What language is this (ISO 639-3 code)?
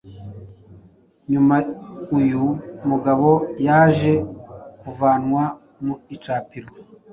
kin